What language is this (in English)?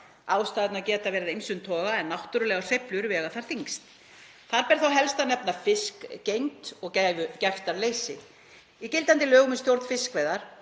Icelandic